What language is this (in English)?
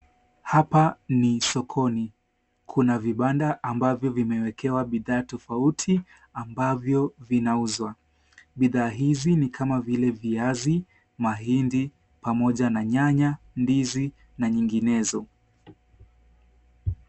Swahili